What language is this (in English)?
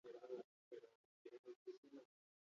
Basque